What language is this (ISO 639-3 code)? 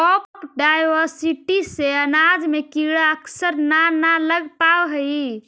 mag